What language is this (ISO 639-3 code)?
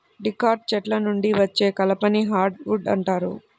tel